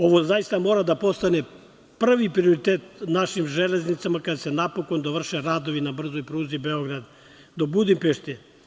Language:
Serbian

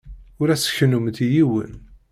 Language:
Kabyle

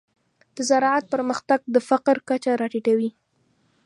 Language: Pashto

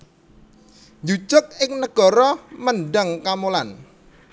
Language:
Javanese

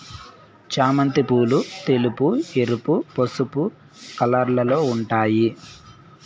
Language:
Telugu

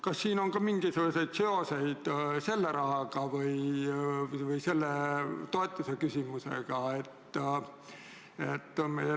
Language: Estonian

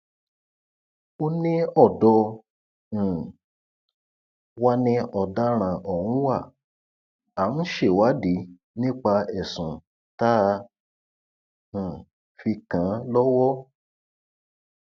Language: Yoruba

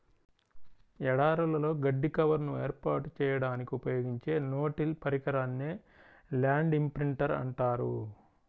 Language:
Telugu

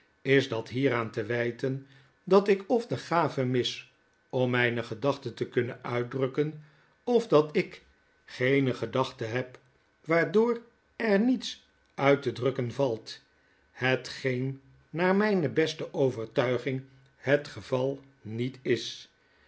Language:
Dutch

